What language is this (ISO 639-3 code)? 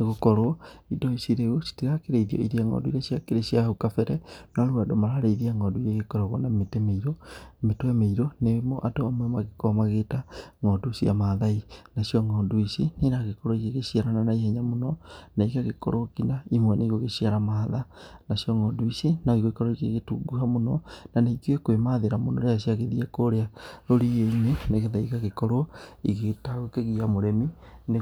kik